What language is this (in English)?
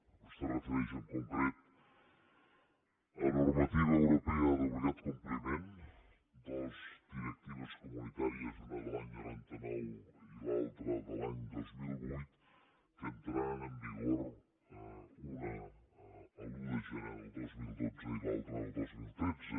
Catalan